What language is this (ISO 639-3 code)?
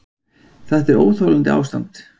isl